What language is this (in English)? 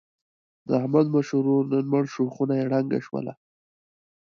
Pashto